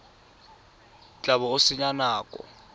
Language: Tswana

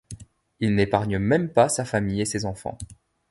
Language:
French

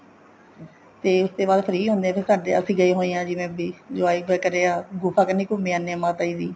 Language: Punjabi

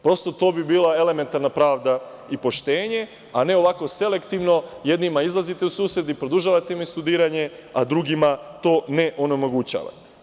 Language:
Serbian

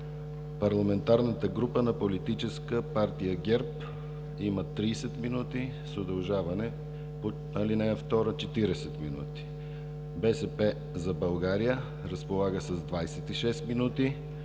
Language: Bulgarian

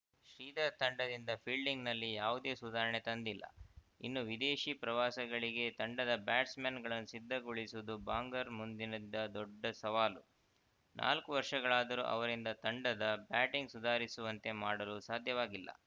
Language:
Kannada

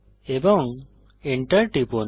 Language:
Bangla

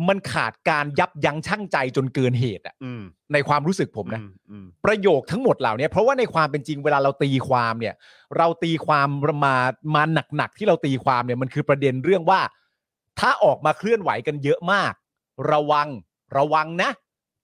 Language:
Thai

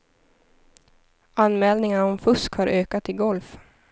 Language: Swedish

